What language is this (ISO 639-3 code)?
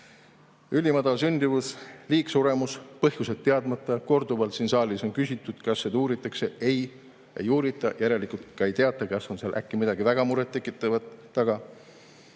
est